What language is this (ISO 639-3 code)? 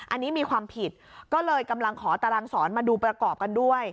tha